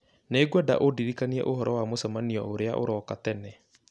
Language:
Kikuyu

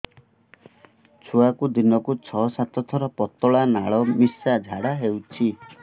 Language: Odia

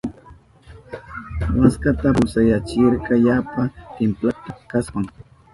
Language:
Southern Pastaza Quechua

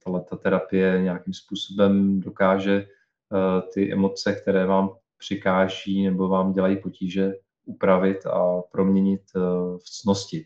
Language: Czech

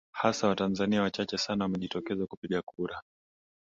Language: Swahili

